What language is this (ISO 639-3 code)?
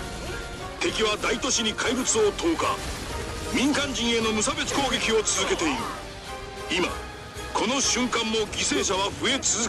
jpn